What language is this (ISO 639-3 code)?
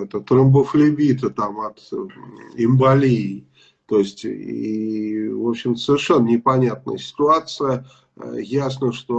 rus